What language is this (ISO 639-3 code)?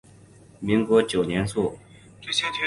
zho